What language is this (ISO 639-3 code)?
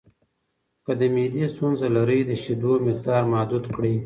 pus